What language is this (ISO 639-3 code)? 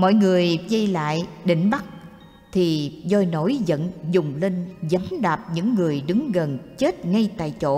vie